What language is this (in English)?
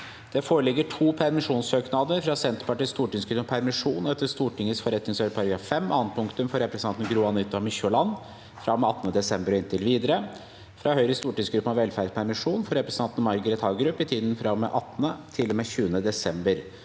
Norwegian